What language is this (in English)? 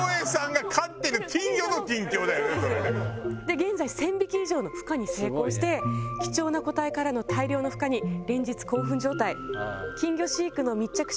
Japanese